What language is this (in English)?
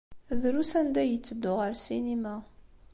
Kabyle